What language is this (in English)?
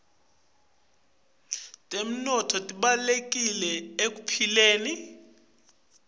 Swati